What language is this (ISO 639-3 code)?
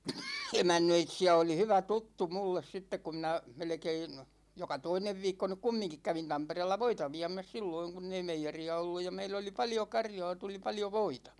fin